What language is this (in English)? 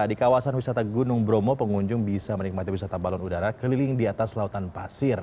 Indonesian